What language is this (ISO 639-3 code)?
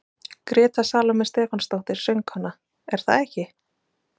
isl